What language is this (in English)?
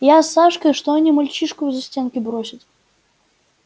Russian